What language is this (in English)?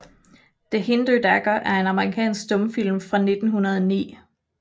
Danish